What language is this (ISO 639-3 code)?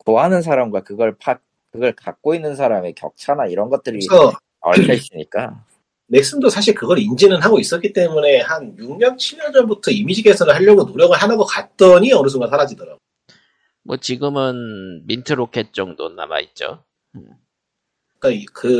kor